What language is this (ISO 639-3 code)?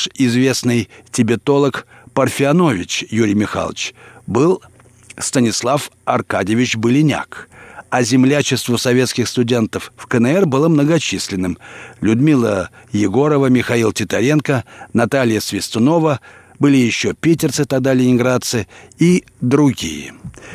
rus